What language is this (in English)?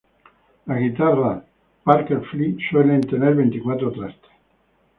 Spanish